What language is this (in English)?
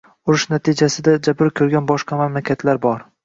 Uzbek